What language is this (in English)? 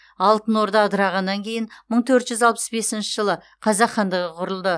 Kazakh